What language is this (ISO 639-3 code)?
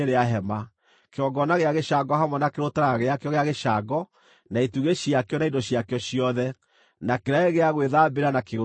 kik